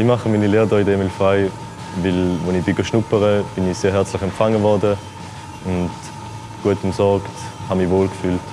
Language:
German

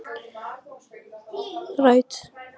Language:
Icelandic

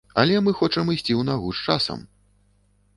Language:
Belarusian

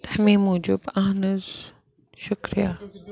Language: Kashmiri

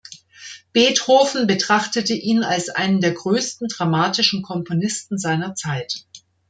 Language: German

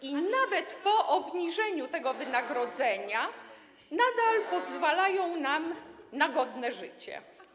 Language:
Polish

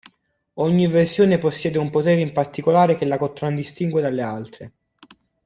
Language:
Italian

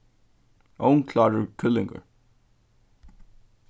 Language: Faroese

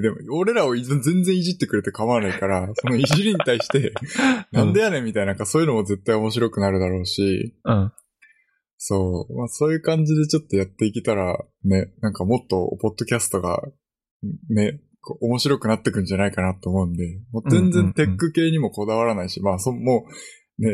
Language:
Japanese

